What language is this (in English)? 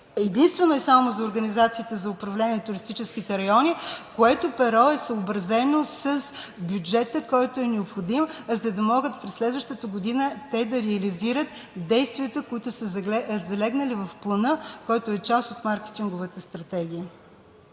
Bulgarian